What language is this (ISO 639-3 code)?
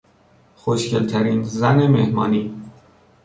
fas